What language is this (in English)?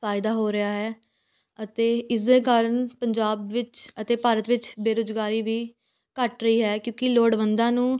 Punjabi